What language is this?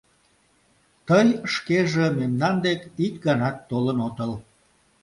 Mari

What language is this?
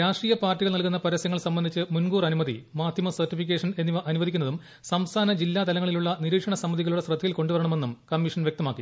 Malayalam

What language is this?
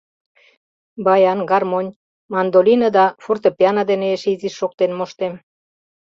Mari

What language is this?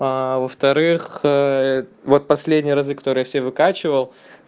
Russian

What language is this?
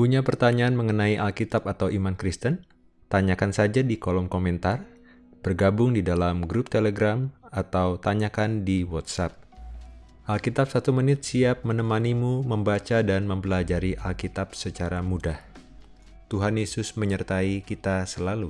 Indonesian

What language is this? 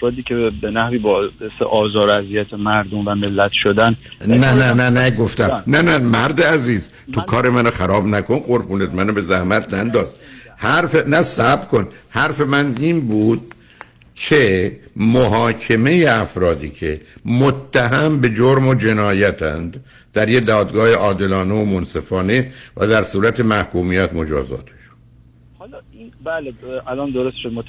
Persian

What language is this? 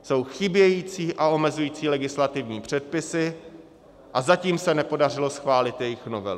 Czech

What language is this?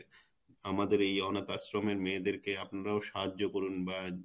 Bangla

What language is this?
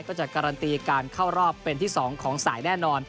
Thai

